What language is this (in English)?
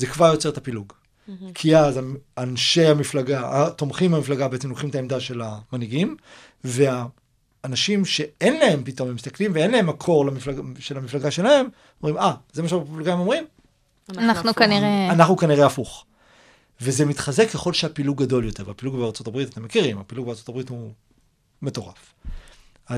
Hebrew